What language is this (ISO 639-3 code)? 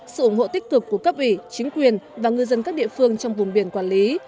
vie